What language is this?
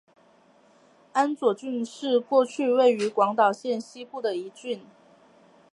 Chinese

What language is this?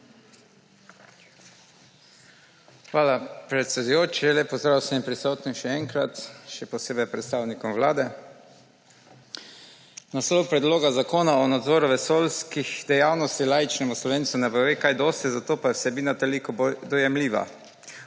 Slovenian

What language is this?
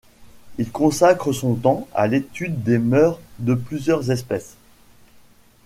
French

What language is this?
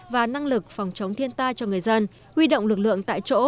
Vietnamese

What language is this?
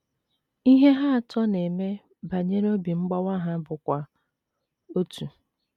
Igbo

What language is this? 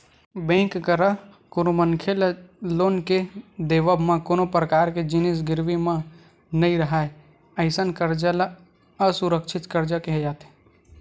Chhattisgarhi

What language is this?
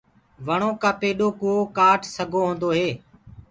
Gurgula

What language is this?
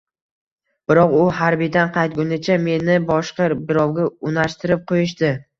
Uzbek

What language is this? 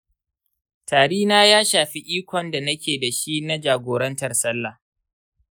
Hausa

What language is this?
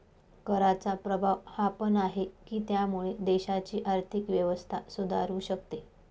Marathi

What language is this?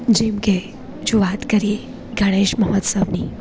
Gujarati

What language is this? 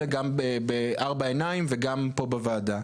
Hebrew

